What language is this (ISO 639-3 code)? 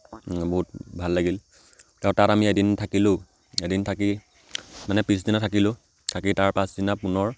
asm